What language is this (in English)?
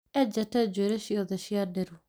Kikuyu